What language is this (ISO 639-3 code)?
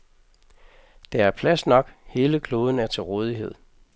dan